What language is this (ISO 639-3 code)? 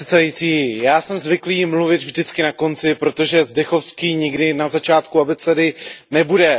ces